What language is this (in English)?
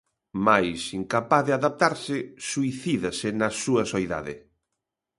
Galician